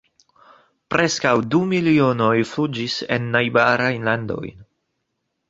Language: Esperanto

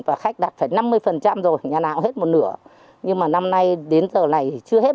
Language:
Vietnamese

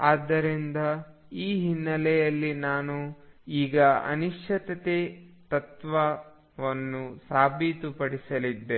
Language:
Kannada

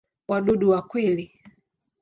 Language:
Swahili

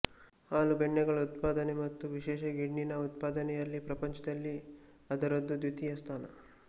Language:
Kannada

